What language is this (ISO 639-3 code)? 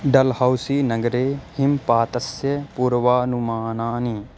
san